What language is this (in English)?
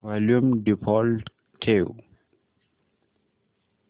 Marathi